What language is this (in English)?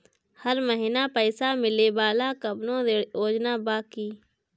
Bhojpuri